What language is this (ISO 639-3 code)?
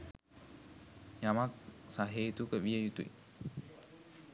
sin